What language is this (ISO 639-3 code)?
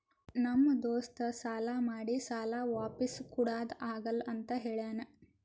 kan